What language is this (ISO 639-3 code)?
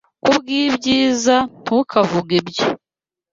kin